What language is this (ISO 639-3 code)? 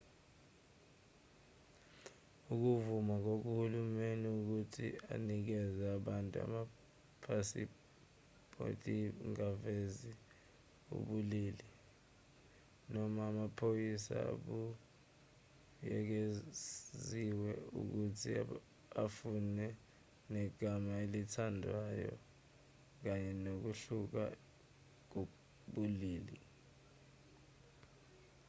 zul